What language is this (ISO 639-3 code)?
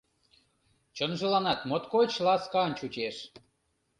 chm